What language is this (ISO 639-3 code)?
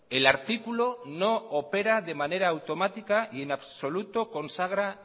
spa